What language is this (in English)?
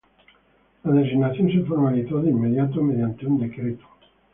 Spanish